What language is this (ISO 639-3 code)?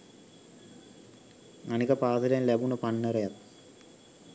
sin